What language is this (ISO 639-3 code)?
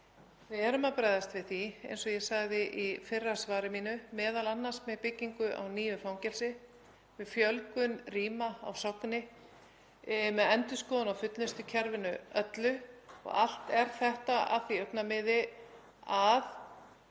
isl